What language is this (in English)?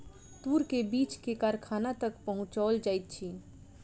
Maithili